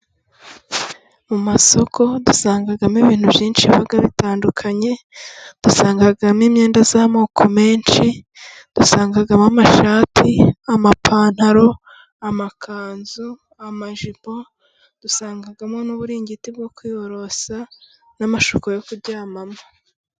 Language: Kinyarwanda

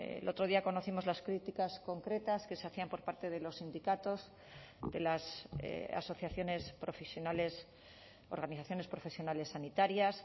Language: Spanish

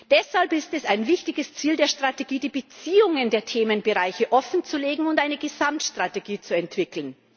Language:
German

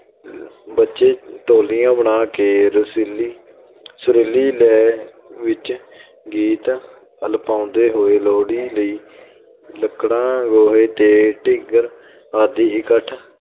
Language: Punjabi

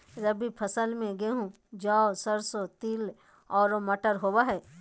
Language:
Magahi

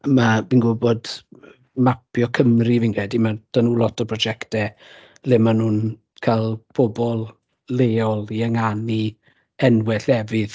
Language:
Welsh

